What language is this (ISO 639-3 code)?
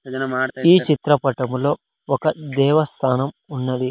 tel